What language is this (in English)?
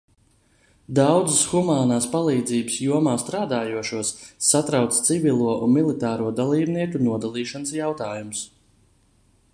Latvian